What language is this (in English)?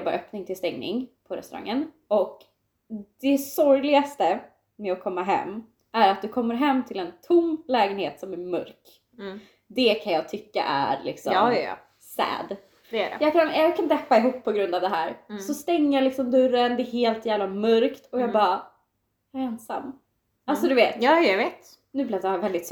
Swedish